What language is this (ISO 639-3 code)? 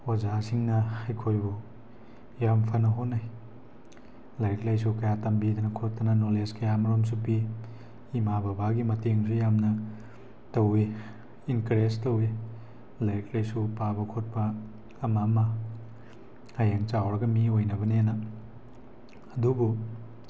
mni